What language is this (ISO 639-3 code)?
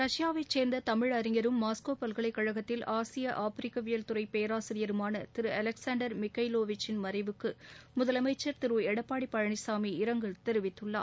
tam